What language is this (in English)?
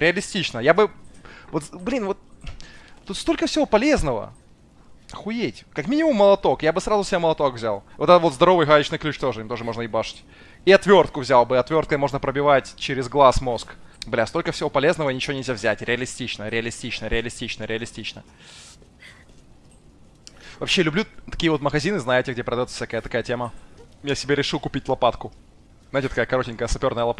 Russian